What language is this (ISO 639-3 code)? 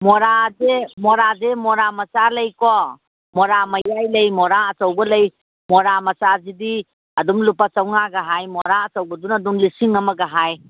mni